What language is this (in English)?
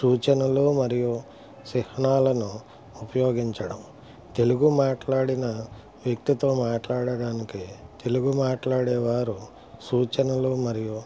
Telugu